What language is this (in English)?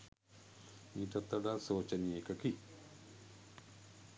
Sinhala